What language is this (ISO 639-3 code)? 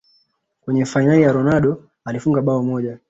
swa